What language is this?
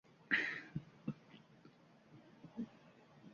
Uzbek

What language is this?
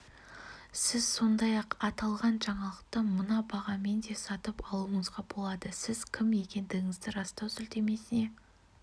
Kazakh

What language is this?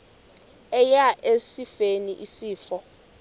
Xhosa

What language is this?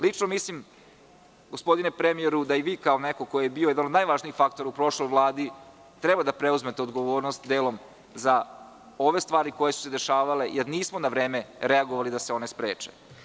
Serbian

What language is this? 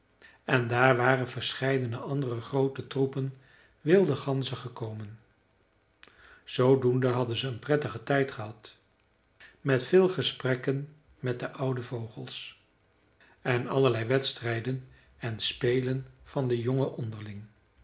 Dutch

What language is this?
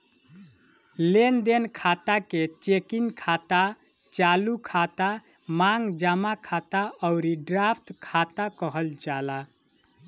Bhojpuri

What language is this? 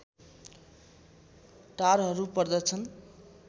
Nepali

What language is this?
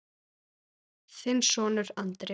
Icelandic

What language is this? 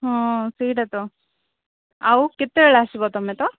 Odia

